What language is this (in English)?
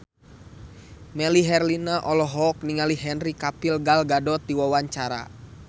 Sundanese